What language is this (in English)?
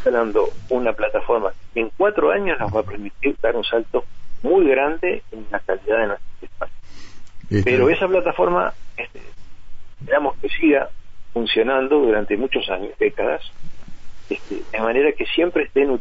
Spanish